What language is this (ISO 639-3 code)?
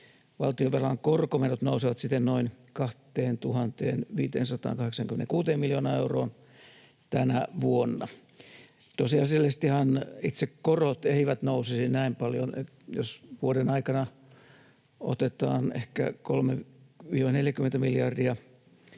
fin